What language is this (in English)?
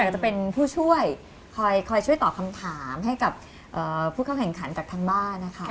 Thai